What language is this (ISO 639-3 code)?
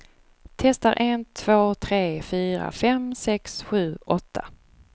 swe